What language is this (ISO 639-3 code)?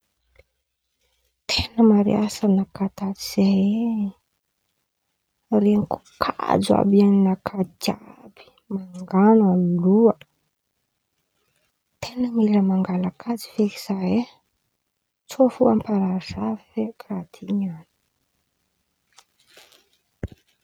xmv